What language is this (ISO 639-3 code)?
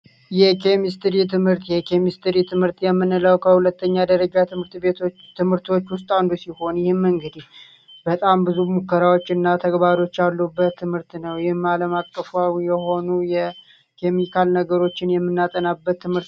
amh